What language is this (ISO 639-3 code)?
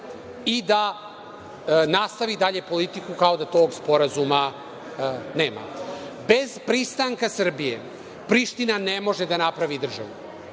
srp